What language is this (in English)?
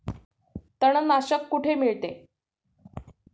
Marathi